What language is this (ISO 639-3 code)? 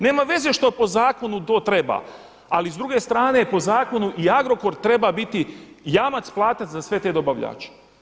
hrv